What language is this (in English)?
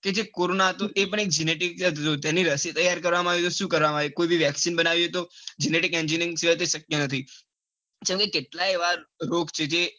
Gujarati